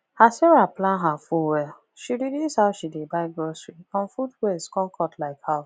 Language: Nigerian Pidgin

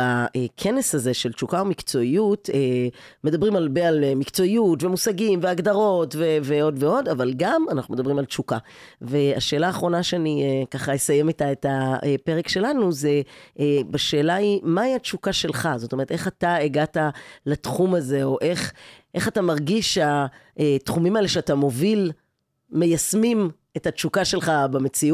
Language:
Hebrew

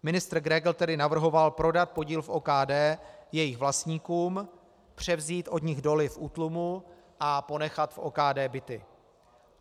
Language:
Czech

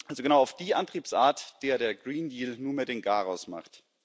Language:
German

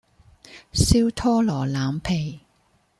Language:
Cantonese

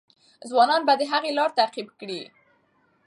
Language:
Pashto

